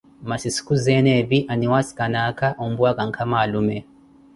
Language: Koti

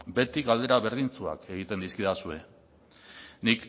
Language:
Basque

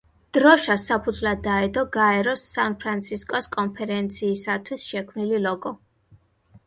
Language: Georgian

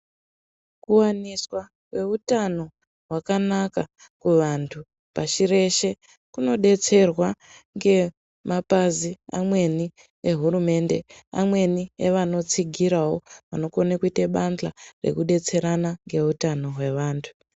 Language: Ndau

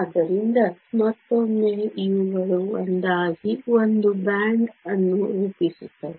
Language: Kannada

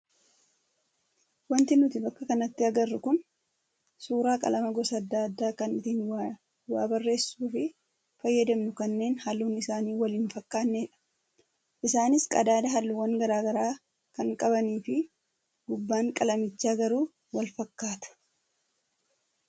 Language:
Oromo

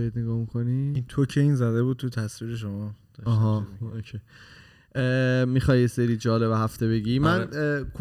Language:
Persian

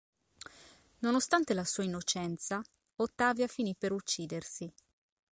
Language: Italian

